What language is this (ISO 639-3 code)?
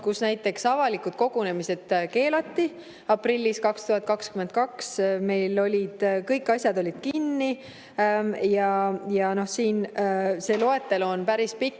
est